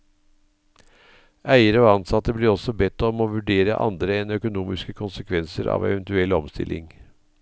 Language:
Norwegian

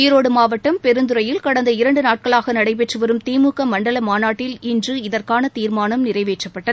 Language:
Tamil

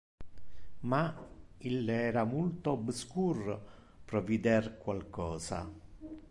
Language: Interlingua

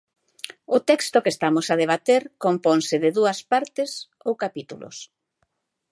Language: Galician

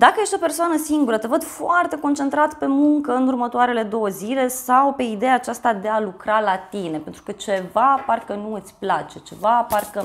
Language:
Romanian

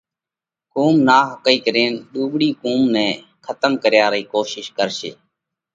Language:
Parkari Koli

